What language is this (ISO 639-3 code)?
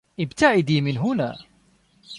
ara